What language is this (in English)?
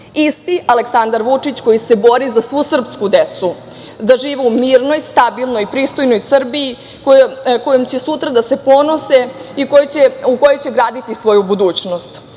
Serbian